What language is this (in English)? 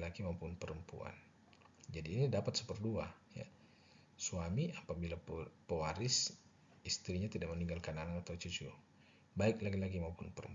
Indonesian